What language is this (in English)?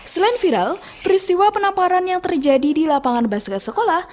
Indonesian